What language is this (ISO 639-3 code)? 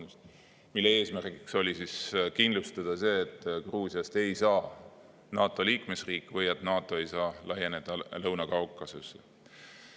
est